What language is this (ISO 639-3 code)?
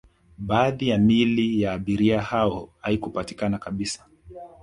swa